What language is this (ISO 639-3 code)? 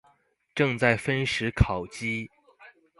zho